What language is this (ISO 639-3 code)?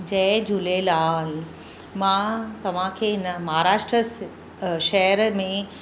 snd